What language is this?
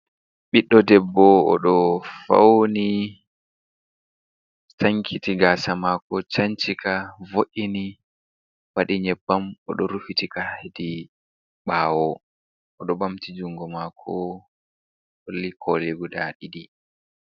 Fula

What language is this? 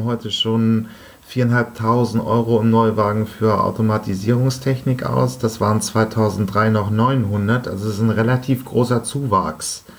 German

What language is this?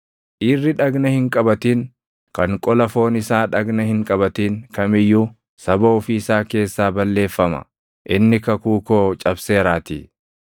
Oromo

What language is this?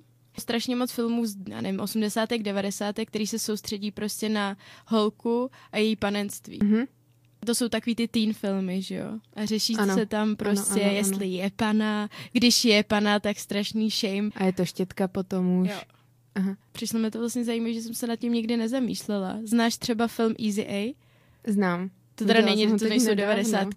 Czech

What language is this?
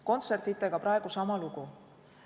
Estonian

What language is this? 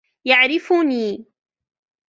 Arabic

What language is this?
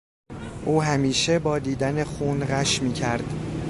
Persian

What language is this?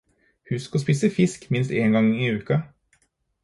Norwegian Bokmål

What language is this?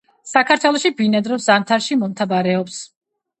Georgian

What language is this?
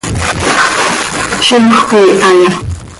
Seri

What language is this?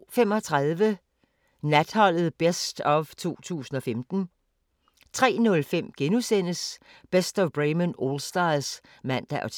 Danish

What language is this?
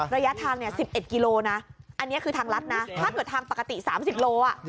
Thai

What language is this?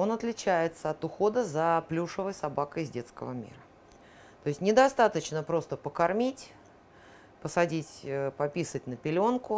Russian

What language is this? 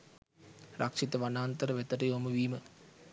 Sinhala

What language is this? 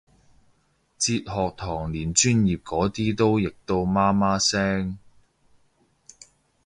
Cantonese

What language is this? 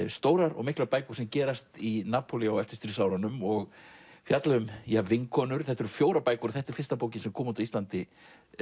Icelandic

